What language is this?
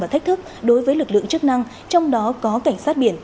Vietnamese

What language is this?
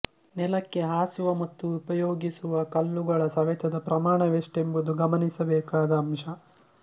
Kannada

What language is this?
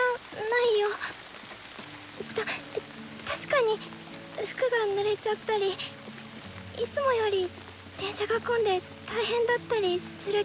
Japanese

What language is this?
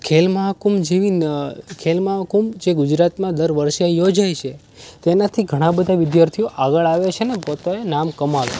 Gujarati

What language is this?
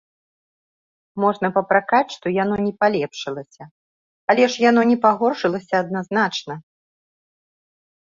Belarusian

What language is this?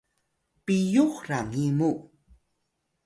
Atayal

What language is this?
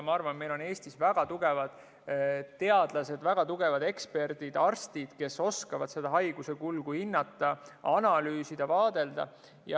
Estonian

